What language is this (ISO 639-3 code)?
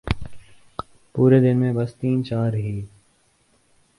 urd